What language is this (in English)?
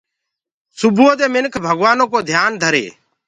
Gurgula